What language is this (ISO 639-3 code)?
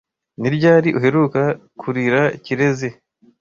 kin